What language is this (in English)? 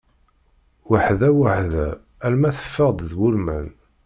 Kabyle